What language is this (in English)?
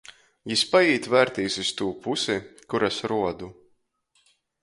Latgalian